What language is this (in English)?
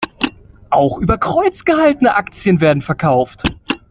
German